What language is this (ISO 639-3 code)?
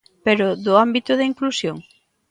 glg